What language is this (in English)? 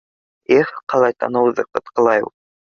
Bashkir